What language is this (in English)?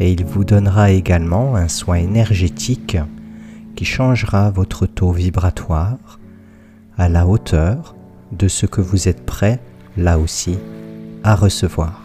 French